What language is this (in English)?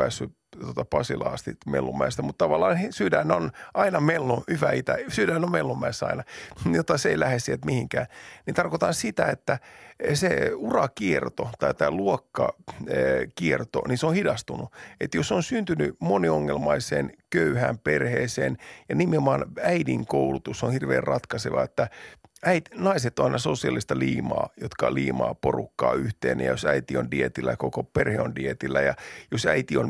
Finnish